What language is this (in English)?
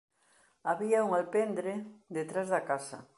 Galician